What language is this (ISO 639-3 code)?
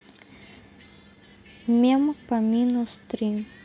rus